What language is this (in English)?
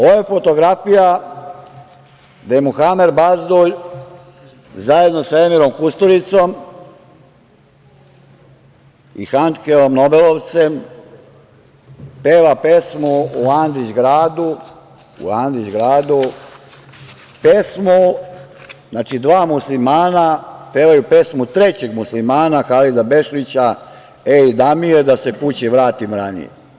Serbian